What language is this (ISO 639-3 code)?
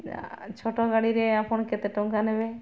ori